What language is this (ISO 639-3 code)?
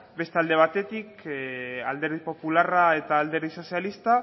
eus